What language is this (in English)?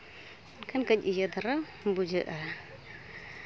Santali